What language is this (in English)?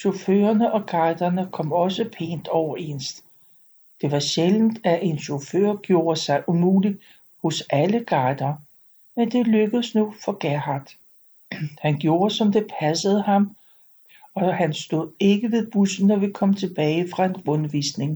Danish